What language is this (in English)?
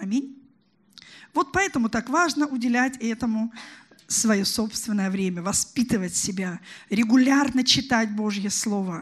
Russian